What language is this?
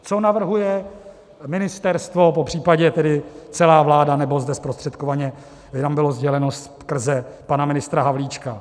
Czech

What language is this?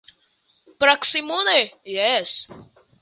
Esperanto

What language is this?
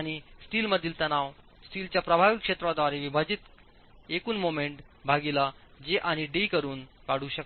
Marathi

